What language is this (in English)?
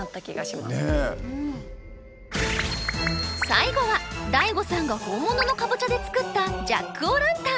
Japanese